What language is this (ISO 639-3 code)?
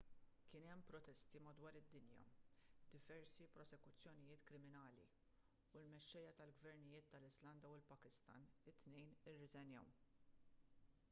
mlt